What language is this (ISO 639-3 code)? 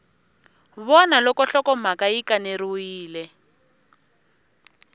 tso